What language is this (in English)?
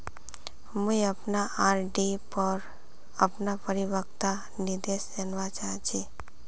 Magahi